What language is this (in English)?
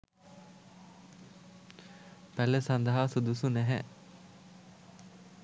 Sinhala